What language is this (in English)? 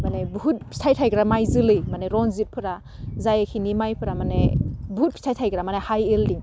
Bodo